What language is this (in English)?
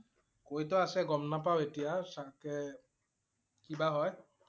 Assamese